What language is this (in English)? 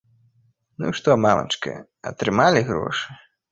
Belarusian